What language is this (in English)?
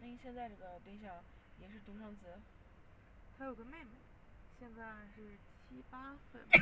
Chinese